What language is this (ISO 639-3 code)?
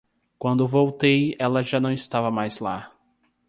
por